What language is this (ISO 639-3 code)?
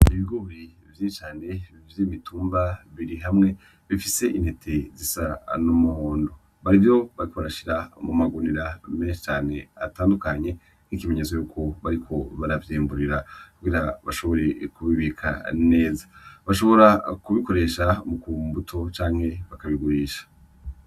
run